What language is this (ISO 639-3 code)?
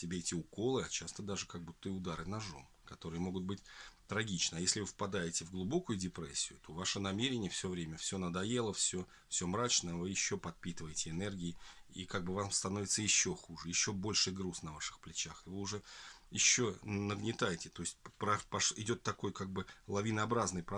rus